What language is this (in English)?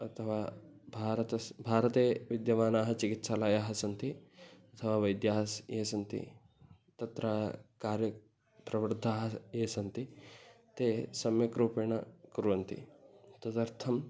Sanskrit